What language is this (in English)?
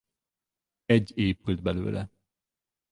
Hungarian